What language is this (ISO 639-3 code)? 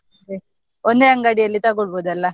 kan